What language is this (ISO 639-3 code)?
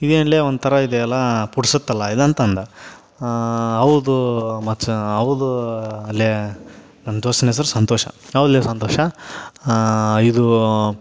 kan